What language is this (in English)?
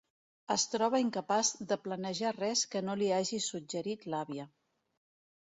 Catalan